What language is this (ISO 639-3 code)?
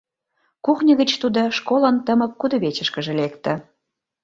chm